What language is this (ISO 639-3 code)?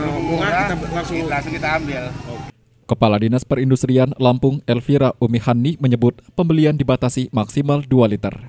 ind